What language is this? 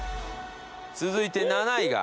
Japanese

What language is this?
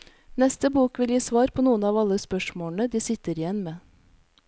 Norwegian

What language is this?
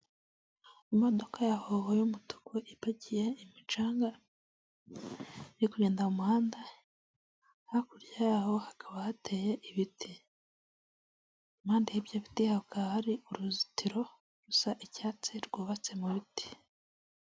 Kinyarwanda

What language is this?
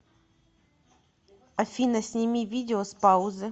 Russian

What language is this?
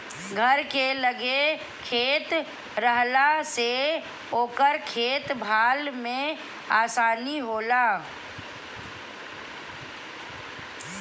Bhojpuri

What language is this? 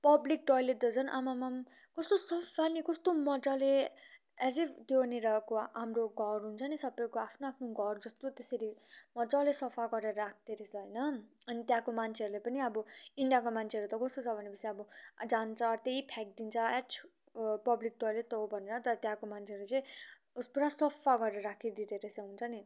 Nepali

